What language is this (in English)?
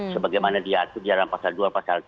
Indonesian